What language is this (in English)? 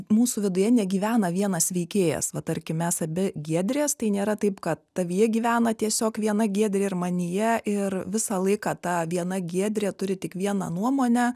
Lithuanian